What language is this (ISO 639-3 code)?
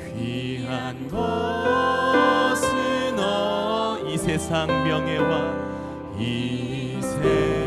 kor